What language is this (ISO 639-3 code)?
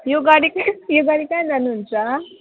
nep